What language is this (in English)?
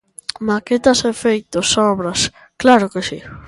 Galician